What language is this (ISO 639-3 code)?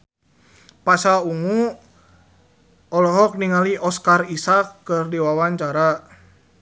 sun